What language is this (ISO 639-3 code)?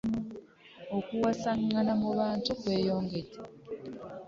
lug